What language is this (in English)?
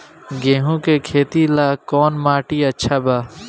Bhojpuri